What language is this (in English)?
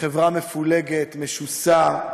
Hebrew